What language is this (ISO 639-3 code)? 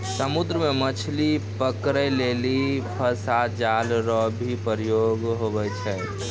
mai